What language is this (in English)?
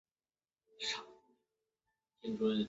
Chinese